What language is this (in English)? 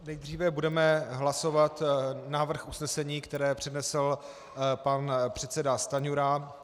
Czech